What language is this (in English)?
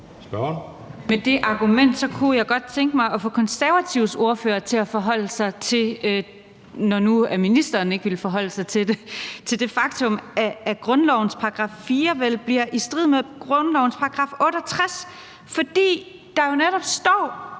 Danish